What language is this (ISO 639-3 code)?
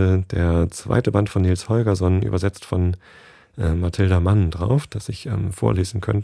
deu